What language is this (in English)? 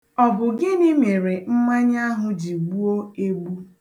Igbo